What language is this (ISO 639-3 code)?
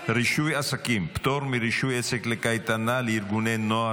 heb